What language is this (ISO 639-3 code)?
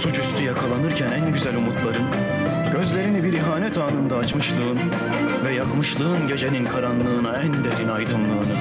tur